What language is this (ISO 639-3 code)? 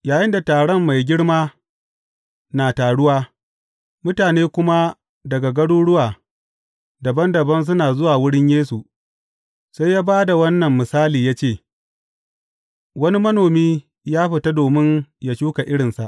hau